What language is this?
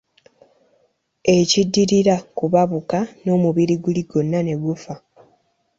Ganda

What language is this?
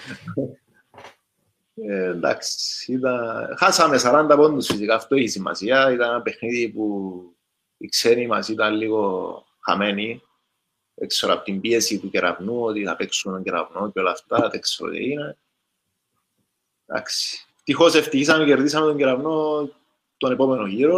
Greek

